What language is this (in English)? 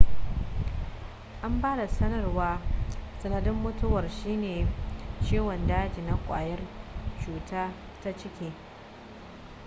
Hausa